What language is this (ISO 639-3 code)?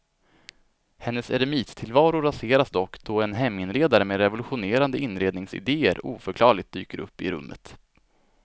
swe